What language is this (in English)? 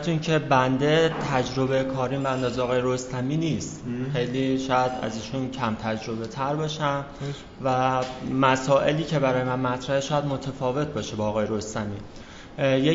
Persian